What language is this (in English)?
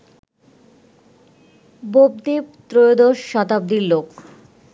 Bangla